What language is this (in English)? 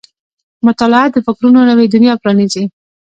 Pashto